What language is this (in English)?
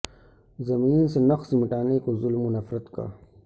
Urdu